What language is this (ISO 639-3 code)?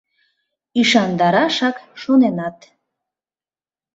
chm